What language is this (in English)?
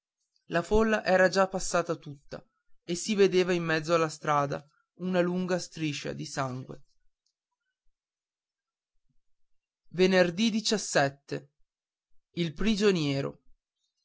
Italian